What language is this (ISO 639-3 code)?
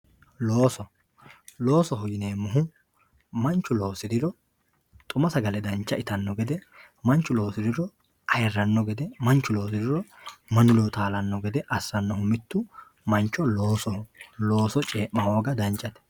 sid